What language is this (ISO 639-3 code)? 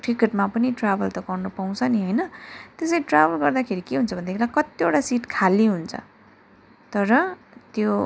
nep